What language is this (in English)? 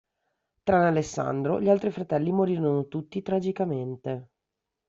Italian